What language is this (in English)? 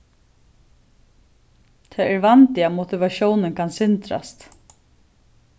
Faroese